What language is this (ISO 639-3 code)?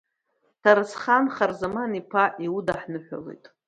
abk